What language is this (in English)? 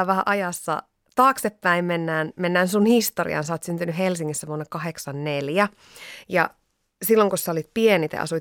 Finnish